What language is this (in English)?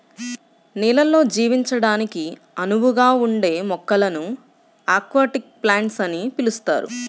Telugu